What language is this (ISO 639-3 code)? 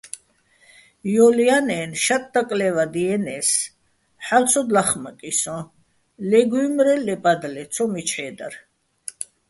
bbl